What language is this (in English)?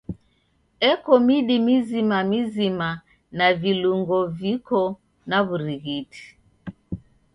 Taita